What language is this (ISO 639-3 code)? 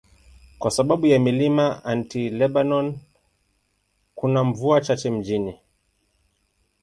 swa